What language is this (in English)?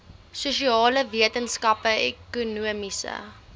Afrikaans